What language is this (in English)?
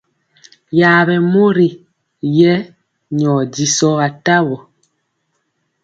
Mpiemo